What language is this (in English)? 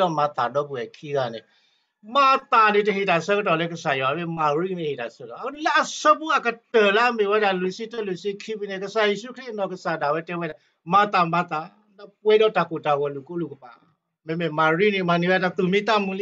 Thai